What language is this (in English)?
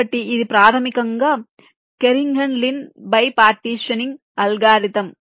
Telugu